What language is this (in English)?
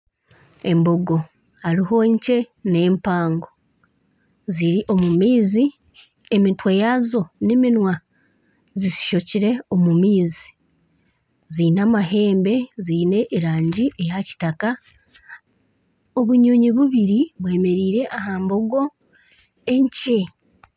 Nyankole